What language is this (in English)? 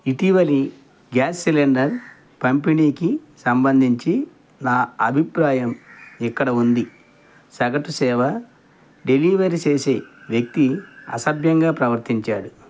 Telugu